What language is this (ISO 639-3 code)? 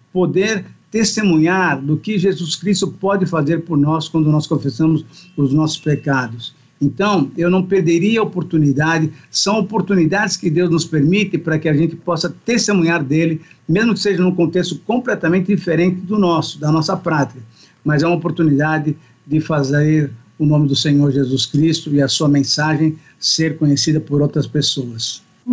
por